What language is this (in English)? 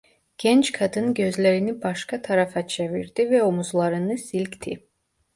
Turkish